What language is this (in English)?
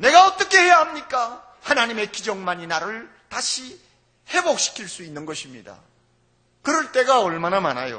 Korean